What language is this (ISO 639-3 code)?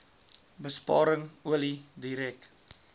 afr